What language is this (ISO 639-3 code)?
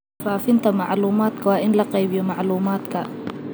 som